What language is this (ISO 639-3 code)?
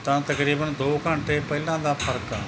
pan